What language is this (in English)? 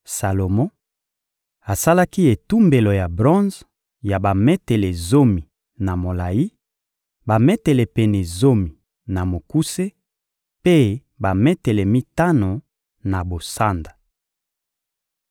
Lingala